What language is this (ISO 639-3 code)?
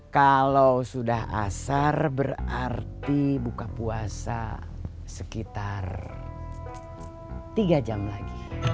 ind